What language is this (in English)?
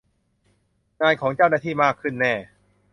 Thai